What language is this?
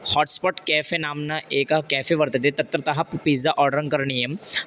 Sanskrit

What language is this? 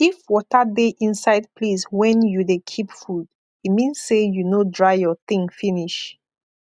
Nigerian Pidgin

